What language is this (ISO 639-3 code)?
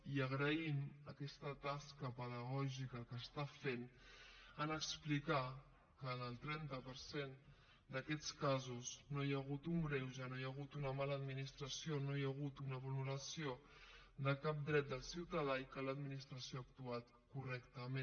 cat